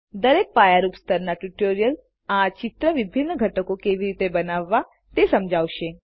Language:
Gujarati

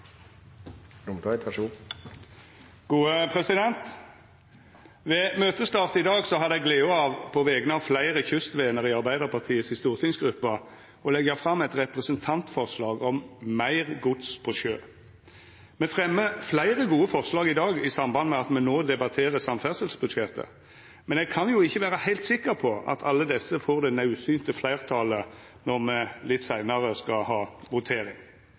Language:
Norwegian Nynorsk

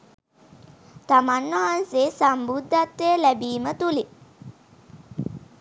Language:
Sinhala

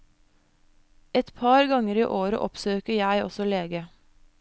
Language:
Norwegian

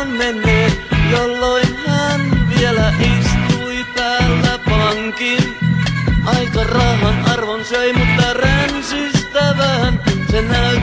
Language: Finnish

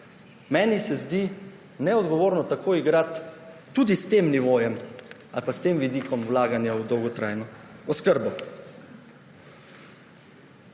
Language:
Slovenian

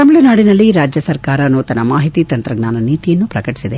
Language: Kannada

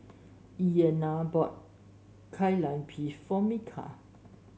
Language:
English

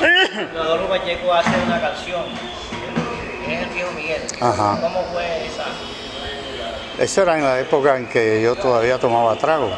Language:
Spanish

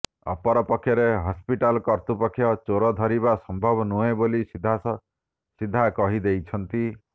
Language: Odia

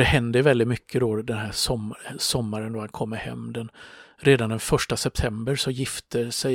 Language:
Swedish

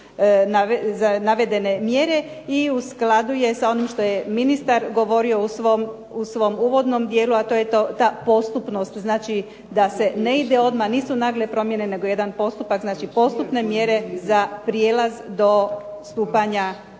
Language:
Croatian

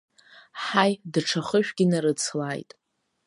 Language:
Abkhazian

